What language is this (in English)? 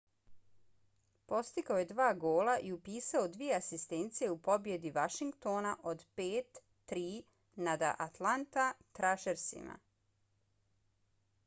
Bosnian